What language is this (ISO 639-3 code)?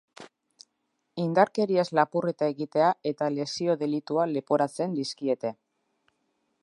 eus